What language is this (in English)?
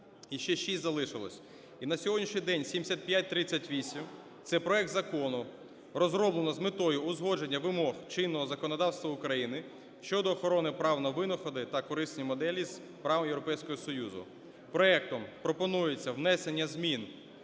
Ukrainian